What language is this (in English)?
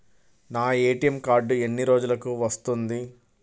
Telugu